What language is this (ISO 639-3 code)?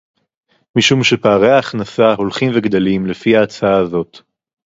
heb